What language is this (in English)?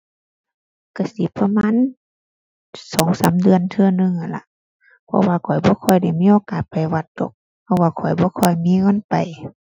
Thai